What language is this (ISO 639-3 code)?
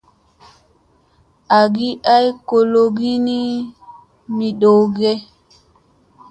mse